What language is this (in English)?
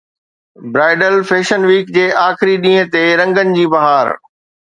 Sindhi